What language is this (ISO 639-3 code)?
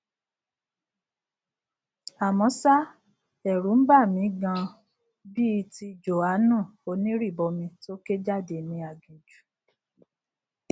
yor